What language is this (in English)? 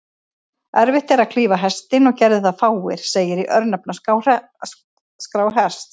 Icelandic